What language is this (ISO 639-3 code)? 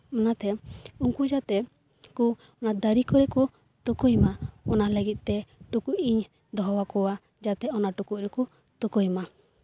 sat